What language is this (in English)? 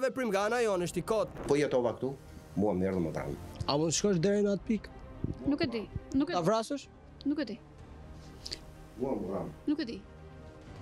Romanian